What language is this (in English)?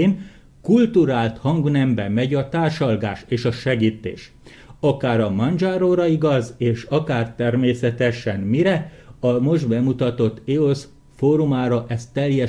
Hungarian